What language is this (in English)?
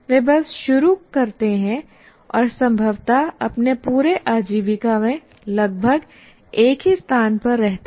Hindi